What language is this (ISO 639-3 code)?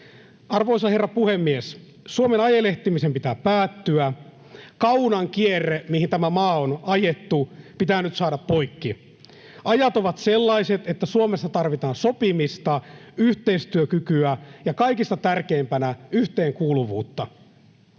fin